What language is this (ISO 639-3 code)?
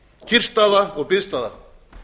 isl